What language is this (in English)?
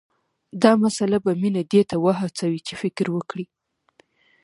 Pashto